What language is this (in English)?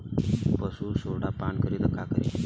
Bhojpuri